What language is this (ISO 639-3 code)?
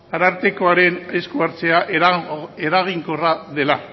eus